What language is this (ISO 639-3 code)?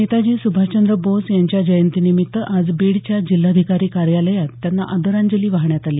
mar